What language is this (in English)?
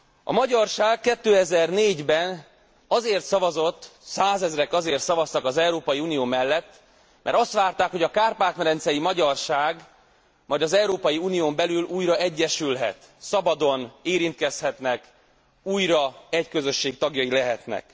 Hungarian